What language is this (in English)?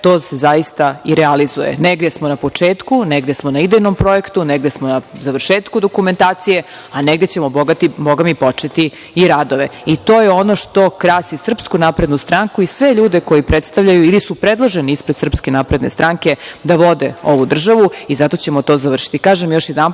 Serbian